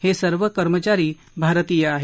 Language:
Marathi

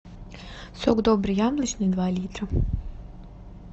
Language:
Russian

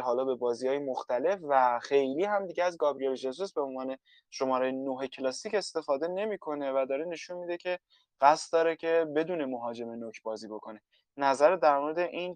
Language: Persian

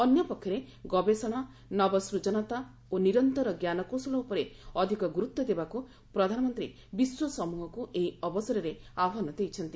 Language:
Odia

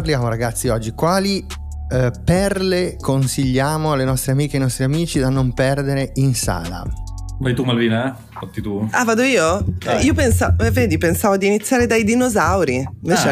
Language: Italian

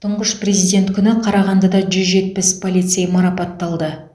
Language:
Kazakh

